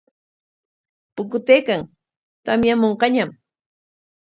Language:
Corongo Ancash Quechua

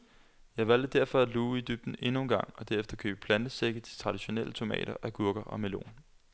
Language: Danish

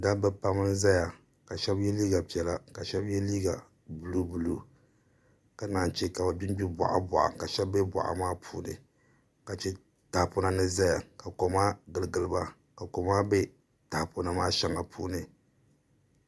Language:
Dagbani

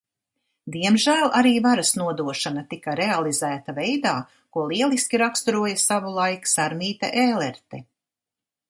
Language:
Latvian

